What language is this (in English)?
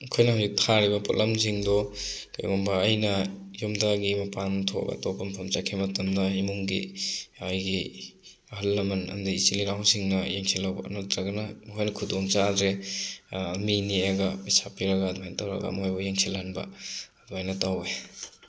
Manipuri